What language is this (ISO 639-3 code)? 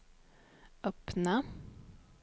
swe